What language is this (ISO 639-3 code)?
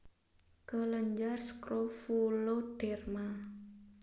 jav